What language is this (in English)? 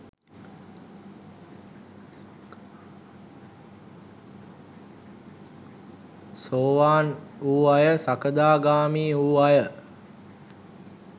Sinhala